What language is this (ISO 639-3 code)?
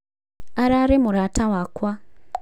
kik